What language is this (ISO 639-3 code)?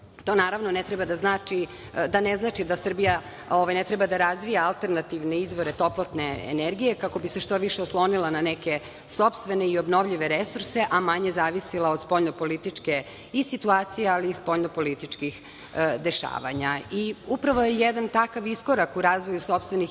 srp